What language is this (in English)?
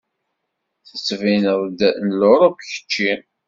Kabyle